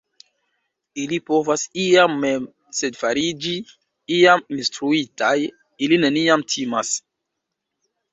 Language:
Esperanto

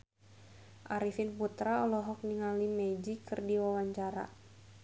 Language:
Sundanese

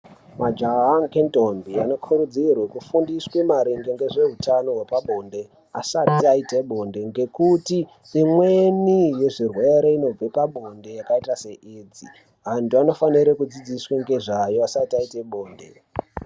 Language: Ndau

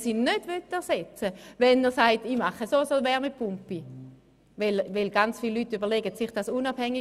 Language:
Swiss German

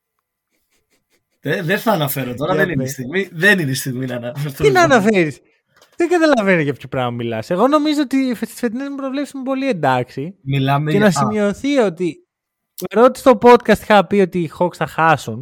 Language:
Greek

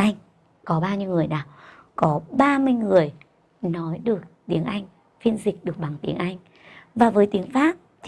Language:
Vietnamese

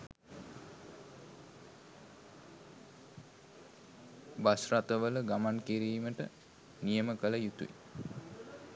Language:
Sinhala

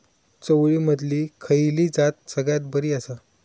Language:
Marathi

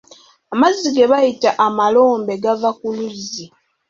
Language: Ganda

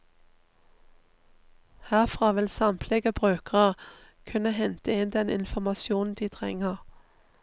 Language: Norwegian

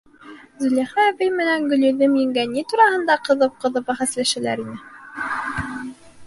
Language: Bashkir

